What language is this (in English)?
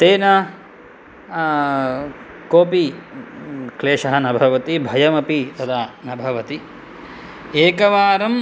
Sanskrit